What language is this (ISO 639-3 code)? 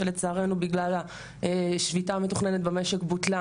heb